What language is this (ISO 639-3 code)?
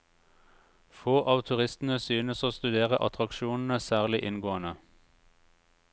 nor